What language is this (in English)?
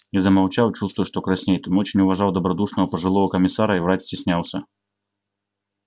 Russian